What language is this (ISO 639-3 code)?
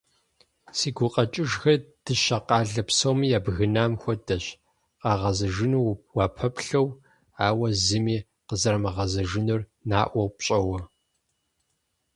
kbd